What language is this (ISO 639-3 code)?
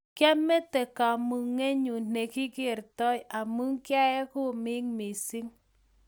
kln